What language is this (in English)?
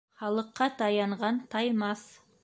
Bashkir